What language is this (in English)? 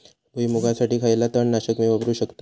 Marathi